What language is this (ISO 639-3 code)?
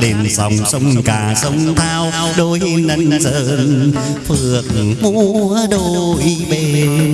vie